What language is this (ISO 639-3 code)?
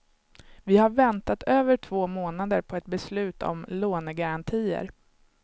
swe